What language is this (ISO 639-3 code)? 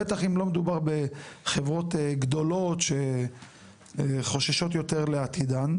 heb